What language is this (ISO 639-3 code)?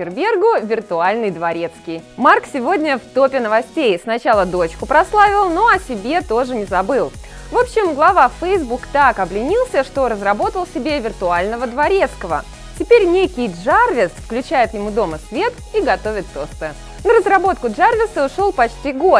rus